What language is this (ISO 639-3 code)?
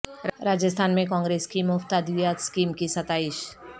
urd